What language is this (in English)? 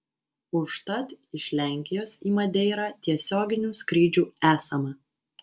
Lithuanian